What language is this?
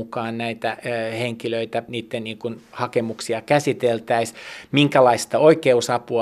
Finnish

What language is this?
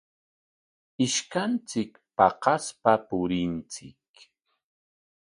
Corongo Ancash Quechua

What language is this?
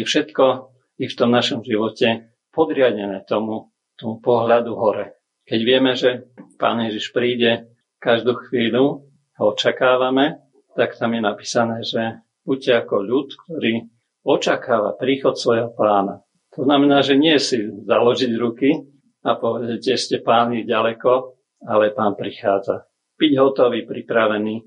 Slovak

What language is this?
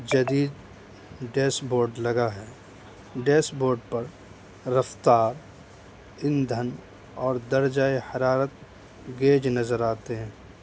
Urdu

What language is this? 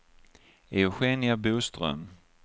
Swedish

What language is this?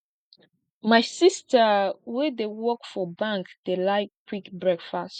Nigerian Pidgin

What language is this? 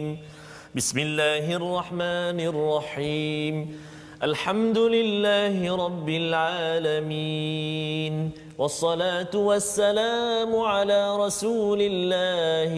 Malay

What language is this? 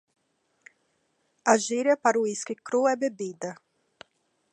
Portuguese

